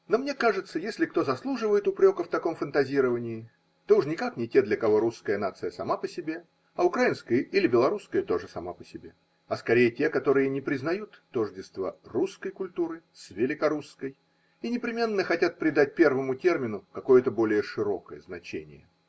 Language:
Russian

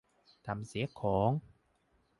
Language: Thai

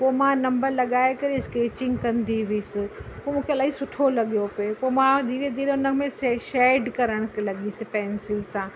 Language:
Sindhi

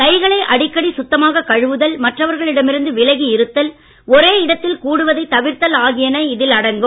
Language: Tamil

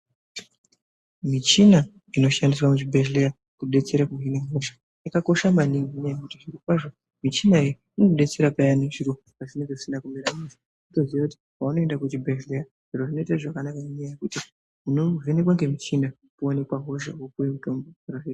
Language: Ndau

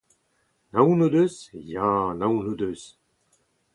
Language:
Breton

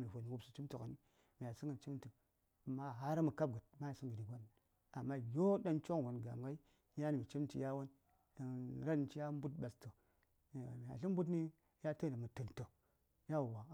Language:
Saya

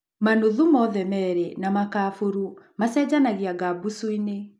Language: Kikuyu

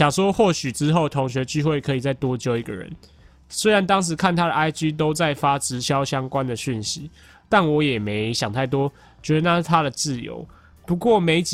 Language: Chinese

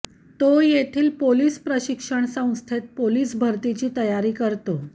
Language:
Marathi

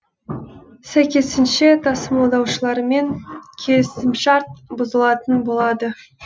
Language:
Kazakh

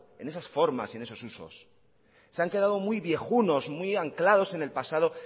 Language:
Spanish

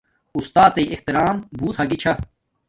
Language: Domaaki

